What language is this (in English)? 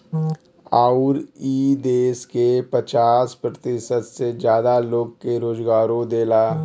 Bhojpuri